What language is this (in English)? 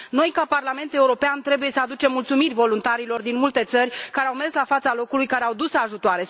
Romanian